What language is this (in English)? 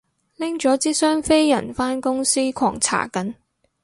Cantonese